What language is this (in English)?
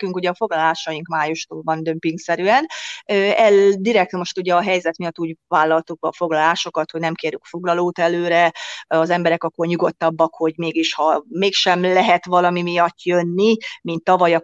Hungarian